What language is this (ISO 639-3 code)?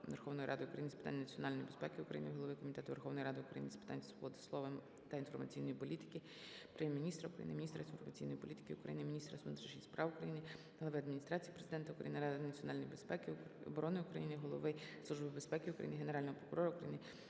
ukr